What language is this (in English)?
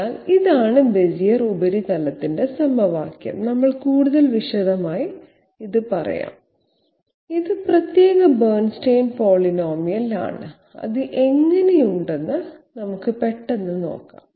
Malayalam